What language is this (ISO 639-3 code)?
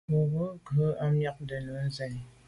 byv